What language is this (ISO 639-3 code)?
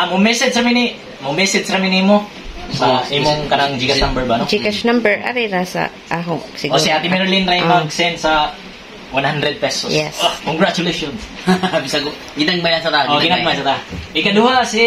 fil